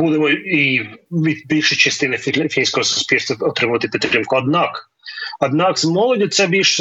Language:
Ukrainian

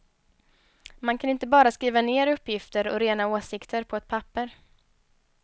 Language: Swedish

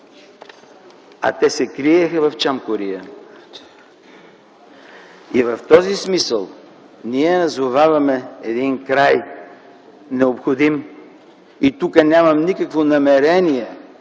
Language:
Bulgarian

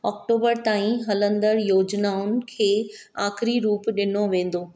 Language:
Sindhi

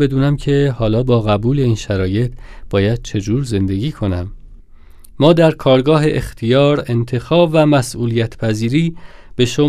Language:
Persian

